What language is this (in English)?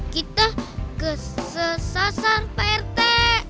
Indonesian